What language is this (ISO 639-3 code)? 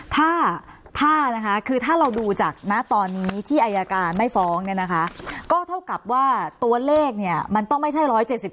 tha